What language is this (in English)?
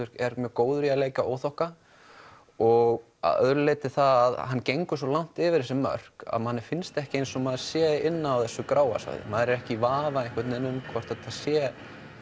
Icelandic